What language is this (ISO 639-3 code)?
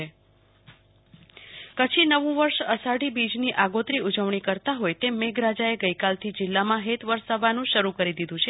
guj